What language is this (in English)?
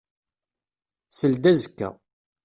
Kabyle